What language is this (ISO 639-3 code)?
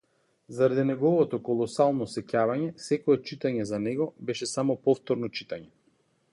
mkd